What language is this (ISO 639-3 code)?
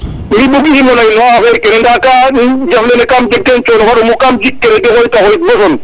srr